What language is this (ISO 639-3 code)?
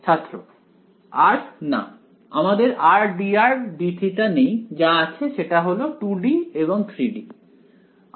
ben